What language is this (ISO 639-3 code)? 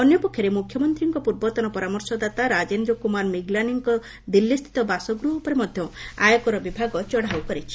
ori